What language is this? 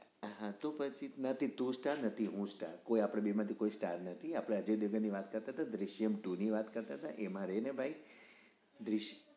Gujarati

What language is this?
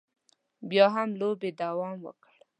Pashto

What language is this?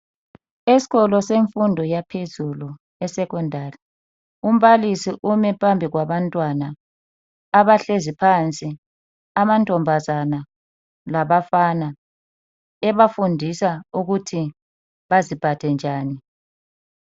North Ndebele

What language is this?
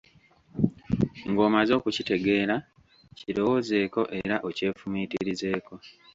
Ganda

